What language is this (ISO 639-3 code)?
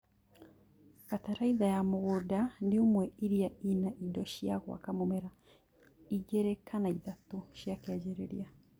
kik